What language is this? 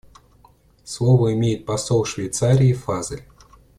Russian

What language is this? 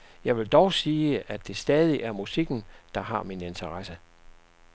Danish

